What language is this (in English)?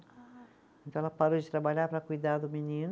Portuguese